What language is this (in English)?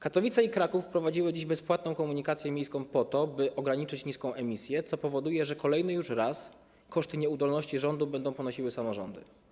Polish